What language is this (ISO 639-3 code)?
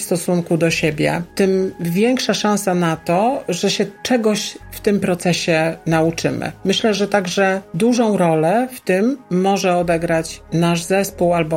pol